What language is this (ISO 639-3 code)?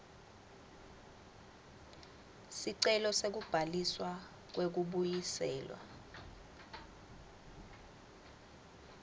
ssw